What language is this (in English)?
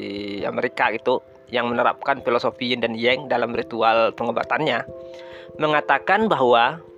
Indonesian